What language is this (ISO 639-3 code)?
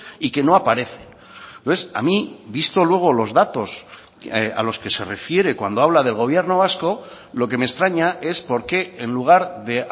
spa